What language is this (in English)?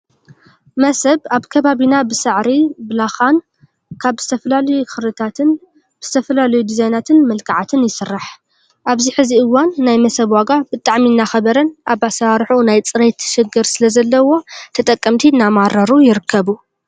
Tigrinya